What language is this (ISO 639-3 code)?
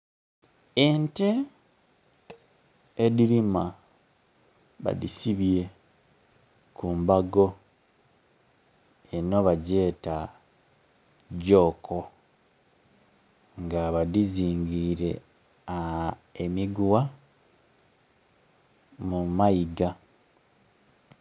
xog